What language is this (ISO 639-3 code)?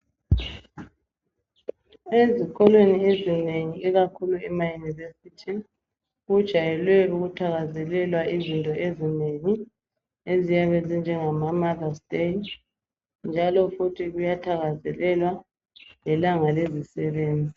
nde